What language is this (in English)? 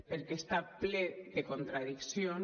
Catalan